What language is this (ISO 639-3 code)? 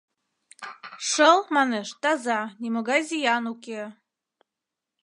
chm